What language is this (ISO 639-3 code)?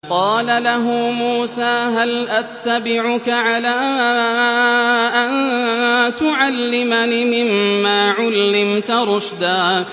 ara